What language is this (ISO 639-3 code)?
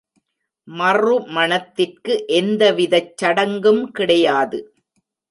tam